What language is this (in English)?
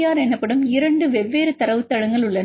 Tamil